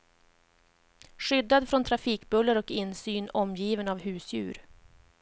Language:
Swedish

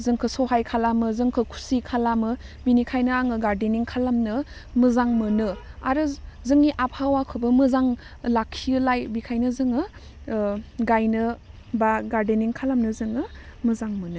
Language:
Bodo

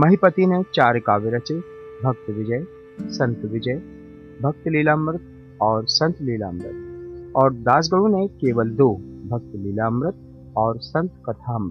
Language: Hindi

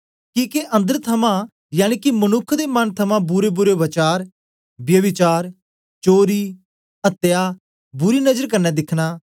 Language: Dogri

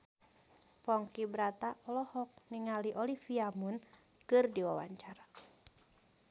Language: Sundanese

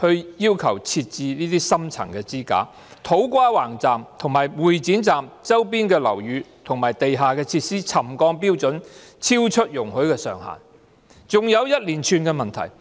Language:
Cantonese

